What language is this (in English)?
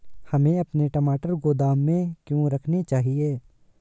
Hindi